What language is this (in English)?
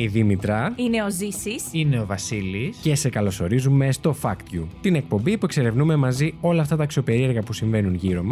Greek